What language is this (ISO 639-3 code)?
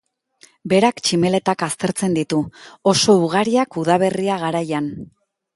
eus